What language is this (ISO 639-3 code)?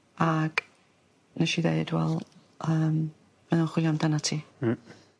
cym